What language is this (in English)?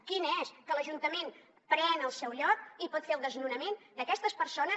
Catalan